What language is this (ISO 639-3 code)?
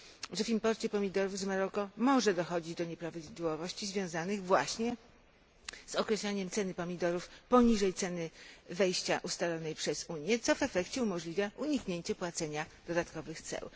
pol